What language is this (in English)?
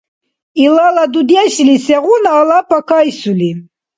Dargwa